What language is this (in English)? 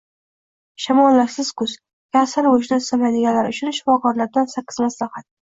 Uzbek